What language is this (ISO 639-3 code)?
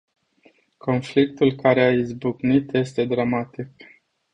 ron